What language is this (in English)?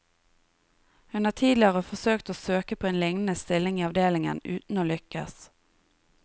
Norwegian